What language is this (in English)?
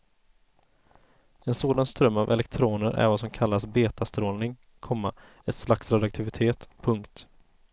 Swedish